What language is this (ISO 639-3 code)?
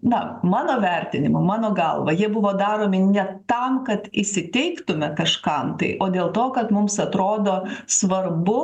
lit